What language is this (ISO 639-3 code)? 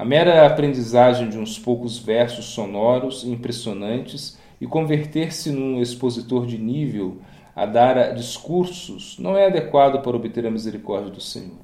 por